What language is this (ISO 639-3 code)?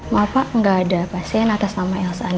ind